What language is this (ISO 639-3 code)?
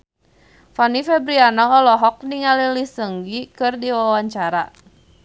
sun